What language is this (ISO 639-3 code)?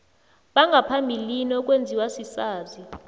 nbl